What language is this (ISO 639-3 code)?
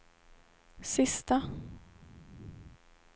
swe